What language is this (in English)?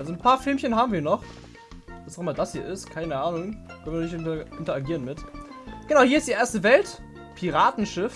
German